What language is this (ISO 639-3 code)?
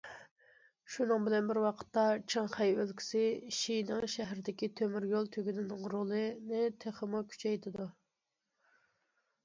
uig